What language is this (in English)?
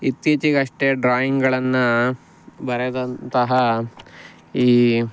Kannada